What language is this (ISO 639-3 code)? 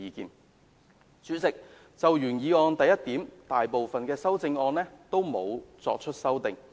yue